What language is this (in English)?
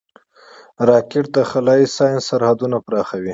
Pashto